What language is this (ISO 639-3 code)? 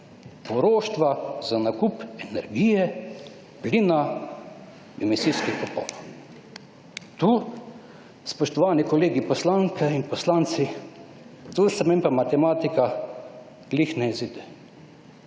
slv